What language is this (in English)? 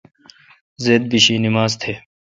Kalkoti